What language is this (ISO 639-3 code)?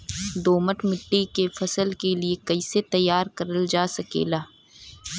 bho